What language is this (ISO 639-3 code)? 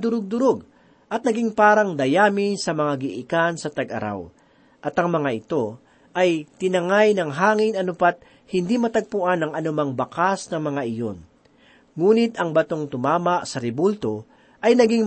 fil